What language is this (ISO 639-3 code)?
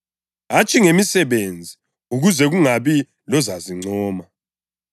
nde